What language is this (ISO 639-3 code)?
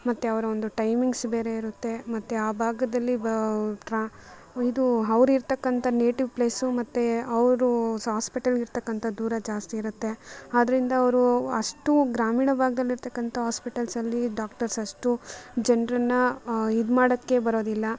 kan